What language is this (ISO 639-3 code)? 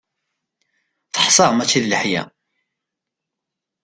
kab